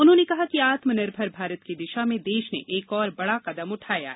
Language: Hindi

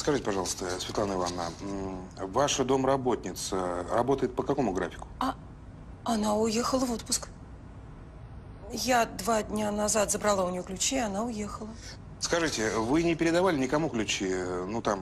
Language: Russian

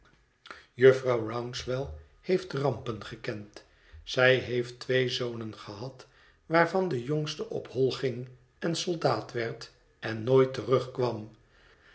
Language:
Dutch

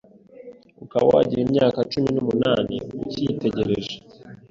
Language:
Kinyarwanda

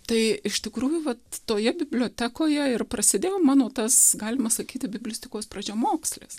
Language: Lithuanian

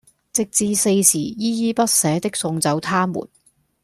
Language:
Cantonese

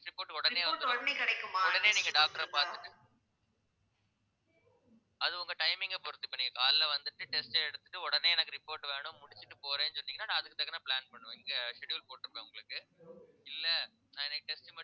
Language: Tamil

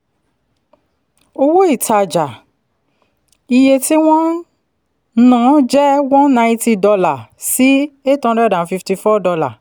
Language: Yoruba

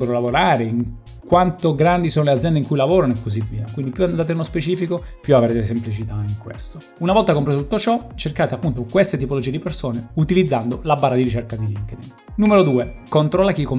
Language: Italian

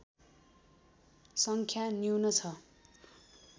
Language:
Nepali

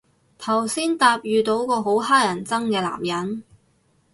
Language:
Cantonese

